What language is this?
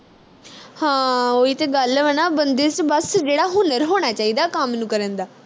Punjabi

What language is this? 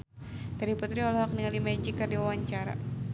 Sundanese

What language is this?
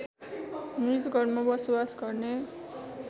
Nepali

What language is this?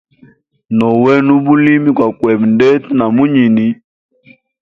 Hemba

